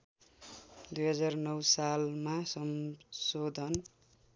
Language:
Nepali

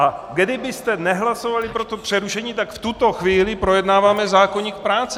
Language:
Czech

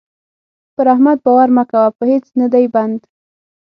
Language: Pashto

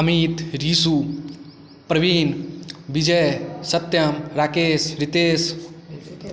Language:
Maithili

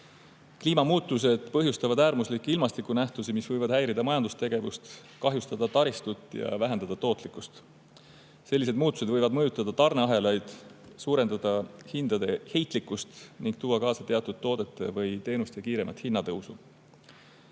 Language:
Estonian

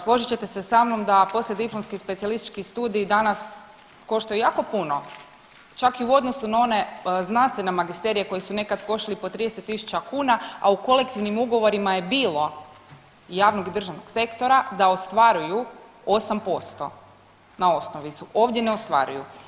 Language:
Croatian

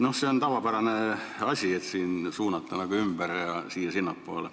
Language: Estonian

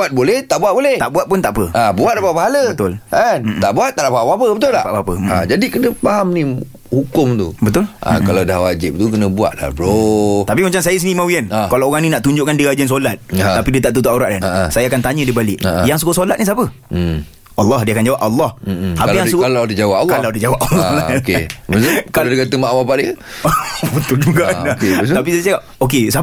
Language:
Malay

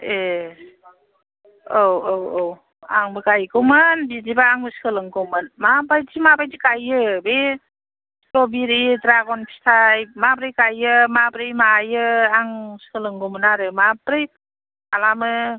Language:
Bodo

